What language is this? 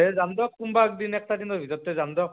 Assamese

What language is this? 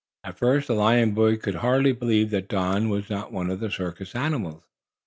English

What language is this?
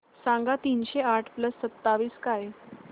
Marathi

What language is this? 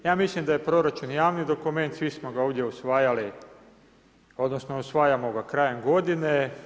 Croatian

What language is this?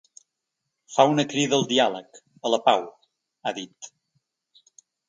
Catalan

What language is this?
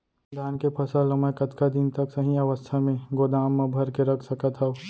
Chhattisgarhi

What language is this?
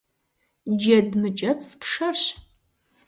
Kabardian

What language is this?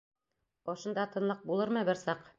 Bashkir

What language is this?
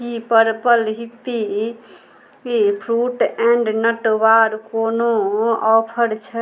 Maithili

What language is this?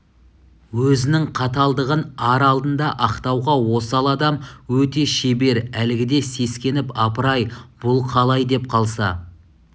Kazakh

